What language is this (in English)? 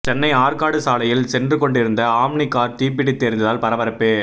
Tamil